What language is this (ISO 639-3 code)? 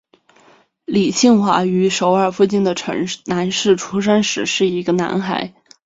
zho